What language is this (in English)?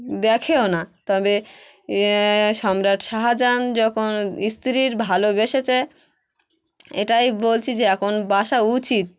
Bangla